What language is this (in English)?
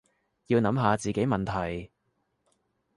Cantonese